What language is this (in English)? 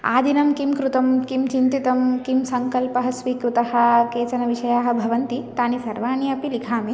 Sanskrit